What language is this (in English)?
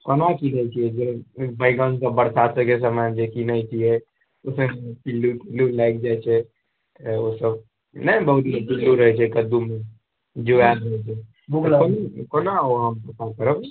Maithili